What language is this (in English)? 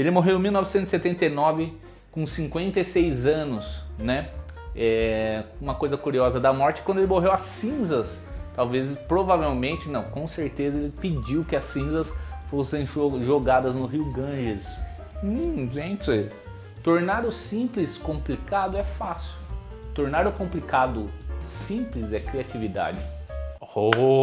Portuguese